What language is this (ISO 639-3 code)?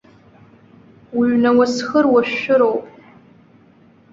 abk